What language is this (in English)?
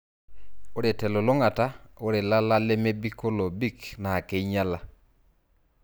Masai